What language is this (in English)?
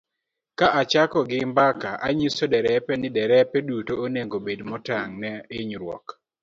Luo (Kenya and Tanzania)